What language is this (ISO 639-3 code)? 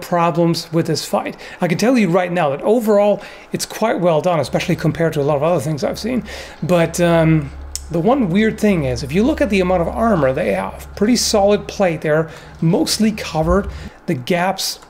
eng